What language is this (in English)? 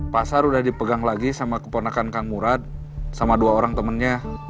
Indonesian